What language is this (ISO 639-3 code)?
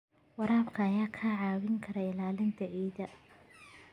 som